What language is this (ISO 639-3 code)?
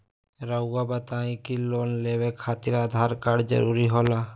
mag